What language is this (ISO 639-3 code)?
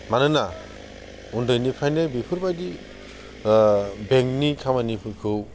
brx